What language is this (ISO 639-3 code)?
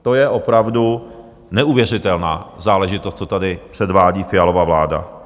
ces